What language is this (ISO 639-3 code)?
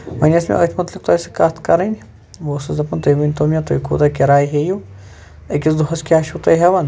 kas